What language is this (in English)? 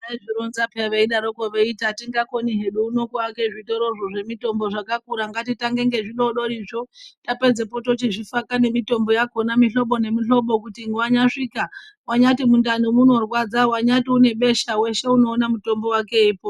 Ndau